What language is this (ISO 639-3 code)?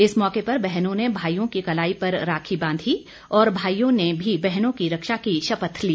hin